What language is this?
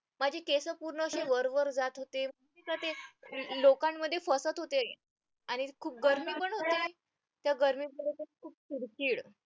Marathi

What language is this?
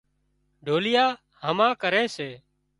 Wadiyara Koli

